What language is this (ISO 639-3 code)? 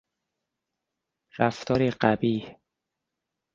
fas